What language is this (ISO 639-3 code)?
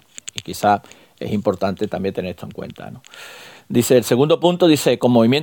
spa